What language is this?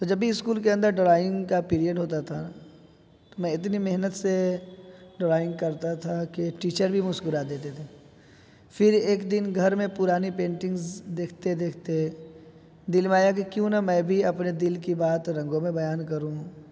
Urdu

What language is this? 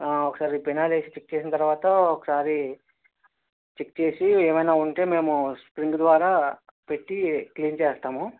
Telugu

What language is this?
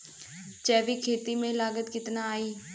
Bhojpuri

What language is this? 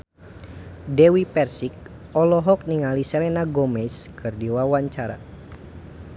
Sundanese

